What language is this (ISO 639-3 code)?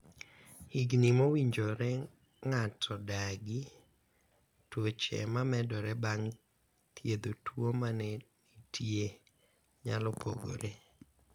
luo